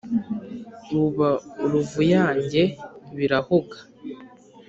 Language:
Kinyarwanda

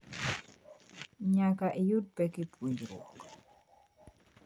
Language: Luo (Kenya and Tanzania)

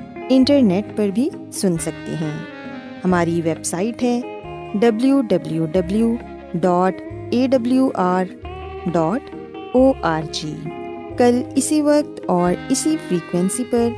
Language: Urdu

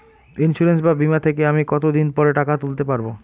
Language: Bangla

